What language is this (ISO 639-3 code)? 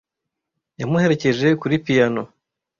kin